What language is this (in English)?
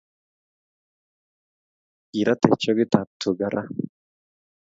Kalenjin